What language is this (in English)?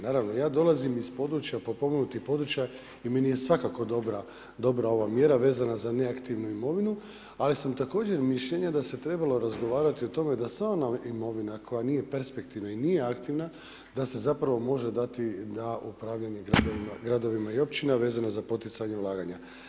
Croatian